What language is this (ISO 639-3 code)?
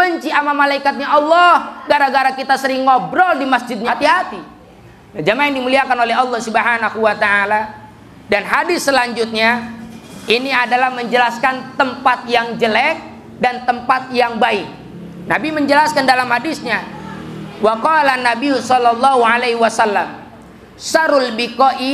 ind